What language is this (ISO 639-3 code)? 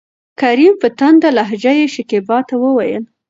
pus